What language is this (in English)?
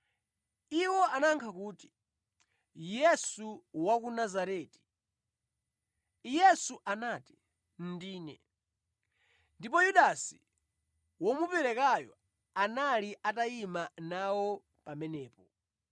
Nyanja